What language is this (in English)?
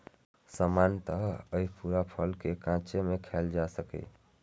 Maithili